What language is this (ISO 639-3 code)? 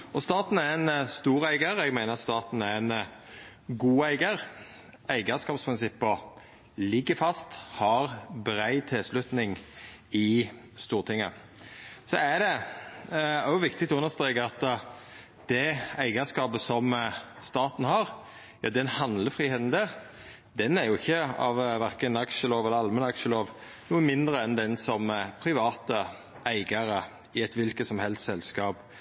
nno